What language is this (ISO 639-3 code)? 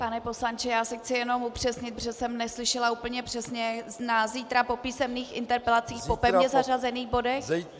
ces